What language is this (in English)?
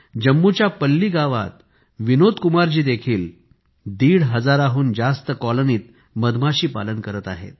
Marathi